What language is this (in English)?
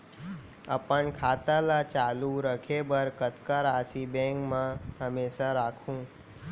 Chhattisgarhi